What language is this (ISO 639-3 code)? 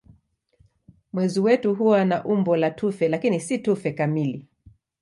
swa